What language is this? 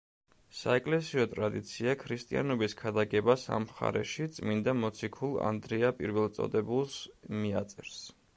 Georgian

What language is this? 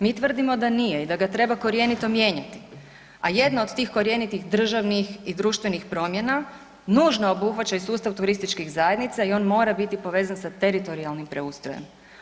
Croatian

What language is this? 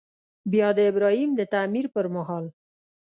Pashto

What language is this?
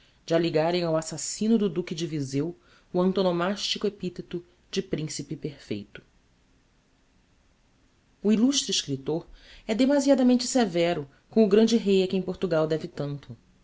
Portuguese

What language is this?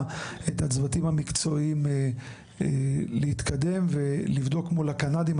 Hebrew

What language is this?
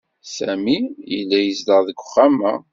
Kabyle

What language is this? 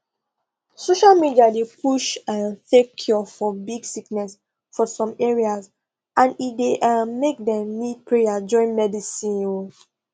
Nigerian Pidgin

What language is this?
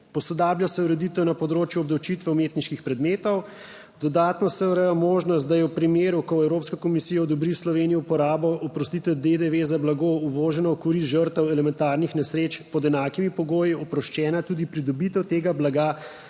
Slovenian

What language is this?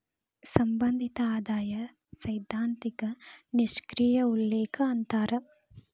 Kannada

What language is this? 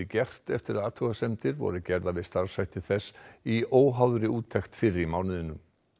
Icelandic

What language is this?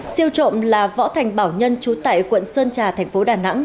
Vietnamese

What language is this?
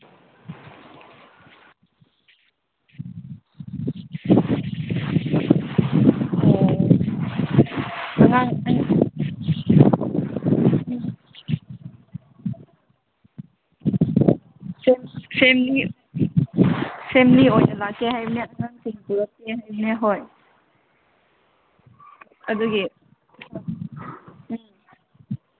Manipuri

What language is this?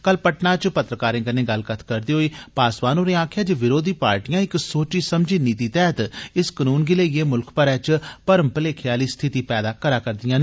Dogri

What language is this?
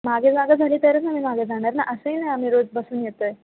Marathi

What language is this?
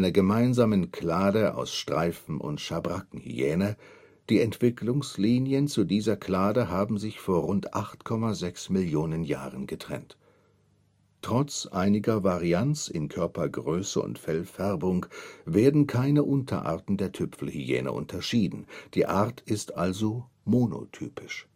German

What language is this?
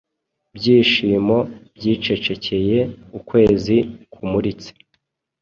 Kinyarwanda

